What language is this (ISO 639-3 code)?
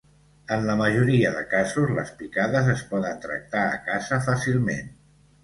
cat